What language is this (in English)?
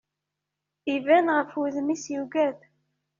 Kabyle